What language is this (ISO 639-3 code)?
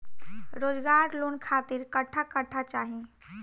bho